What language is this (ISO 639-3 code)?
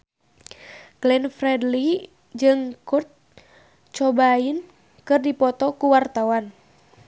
sun